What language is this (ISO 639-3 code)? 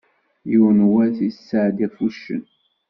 kab